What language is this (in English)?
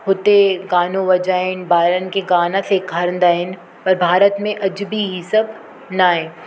Sindhi